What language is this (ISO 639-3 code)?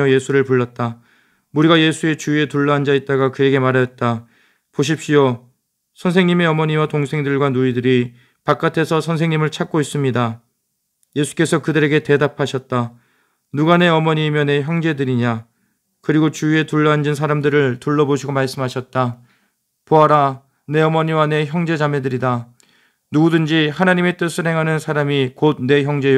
kor